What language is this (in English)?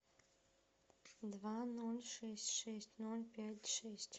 Russian